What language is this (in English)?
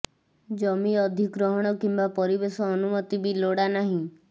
Odia